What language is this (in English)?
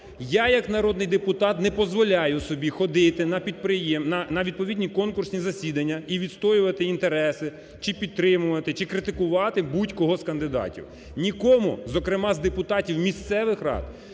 Ukrainian